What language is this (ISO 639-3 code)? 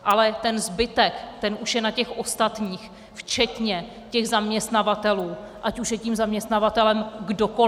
ces